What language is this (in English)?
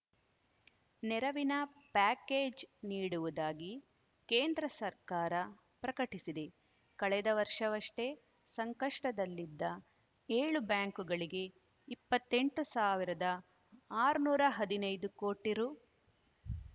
Kannada